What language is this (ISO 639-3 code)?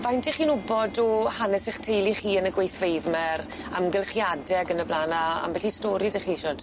cym